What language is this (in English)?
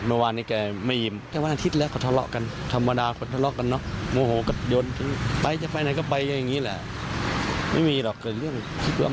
Thai